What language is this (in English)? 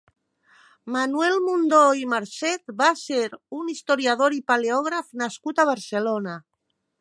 Catalan